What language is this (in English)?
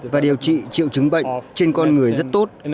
Vietnamese